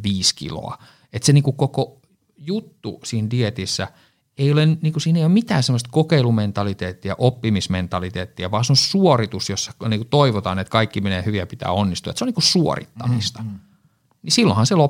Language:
Finnish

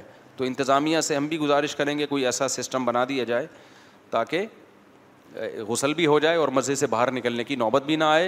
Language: Urdu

